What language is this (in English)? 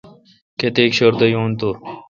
Kalkoti